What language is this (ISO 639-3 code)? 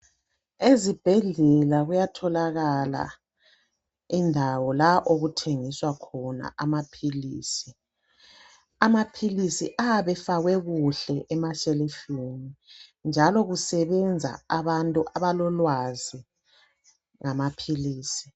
nde